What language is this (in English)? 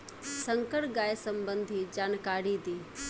Bhojpuri